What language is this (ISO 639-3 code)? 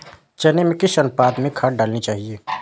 hin